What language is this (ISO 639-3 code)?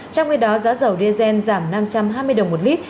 vie